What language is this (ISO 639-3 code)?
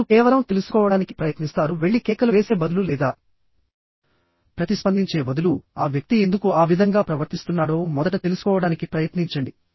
tel